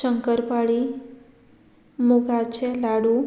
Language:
Konkani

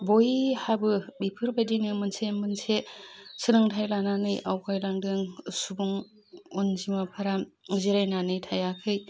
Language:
Bodo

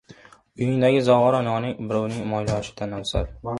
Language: Uzbek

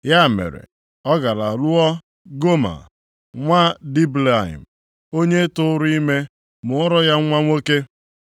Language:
Igbo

